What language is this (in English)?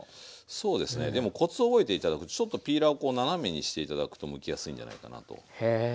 Japanese